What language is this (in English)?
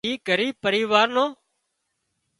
Wadiyara Koli